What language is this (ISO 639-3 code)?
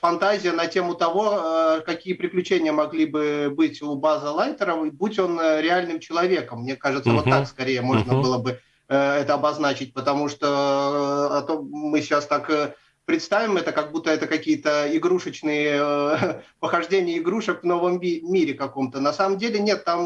rus